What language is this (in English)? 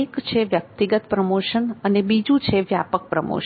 Gujarati